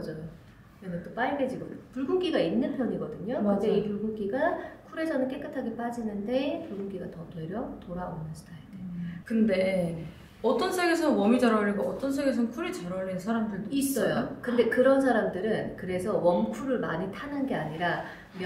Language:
Korean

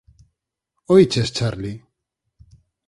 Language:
Galician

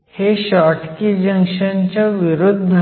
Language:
Marathi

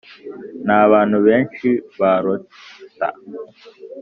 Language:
Kinyarwanda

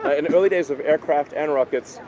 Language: English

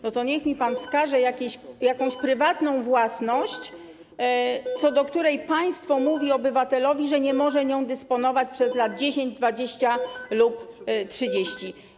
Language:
Polish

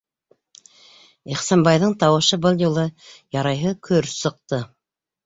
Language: Bashkir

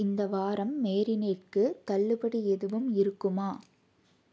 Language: Tamil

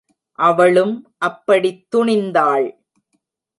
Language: Tamil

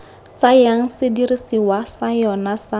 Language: Tswana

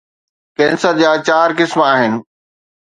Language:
Sindhi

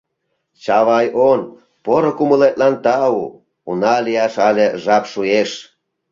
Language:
Mari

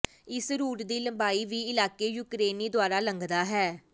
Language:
Punjabi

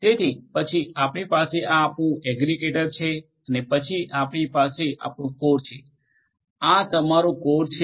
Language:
Gujarati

